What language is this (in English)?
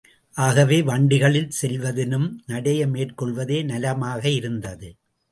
Tamil